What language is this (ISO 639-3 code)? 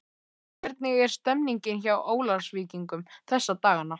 isl